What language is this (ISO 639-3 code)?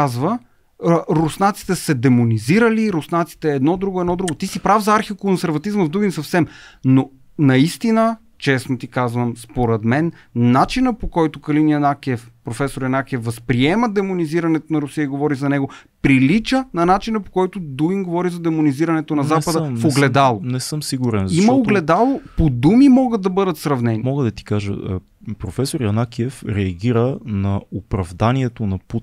bul